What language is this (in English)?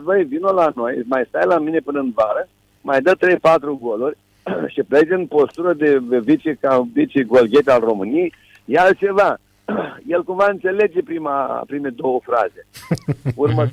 Romanian